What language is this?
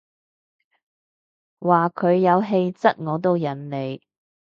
Cantonese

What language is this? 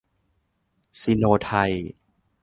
Thai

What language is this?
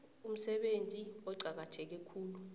South Ndebele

